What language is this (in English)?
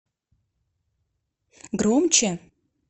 Russian